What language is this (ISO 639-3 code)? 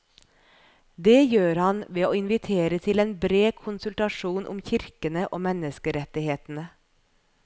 nor